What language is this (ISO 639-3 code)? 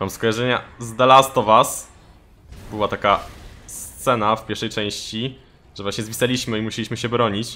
pol